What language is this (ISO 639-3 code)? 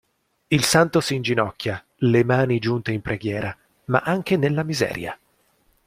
ita